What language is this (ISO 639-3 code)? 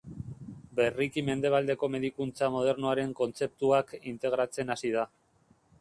eus